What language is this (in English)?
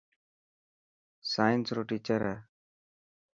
Dhatki